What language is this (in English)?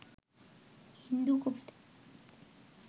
Bangla